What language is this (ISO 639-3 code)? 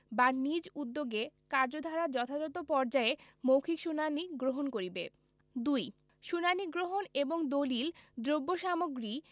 ben